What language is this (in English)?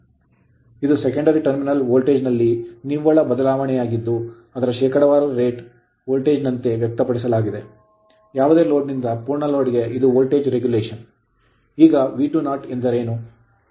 Kannada